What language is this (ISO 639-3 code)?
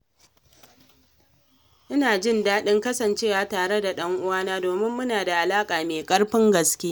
hau